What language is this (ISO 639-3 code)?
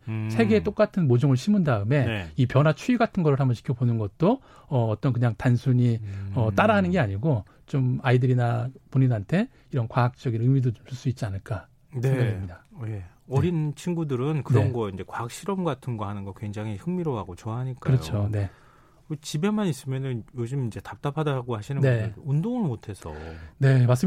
kor